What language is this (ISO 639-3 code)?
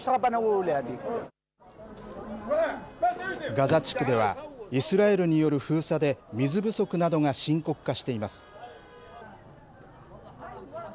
jpn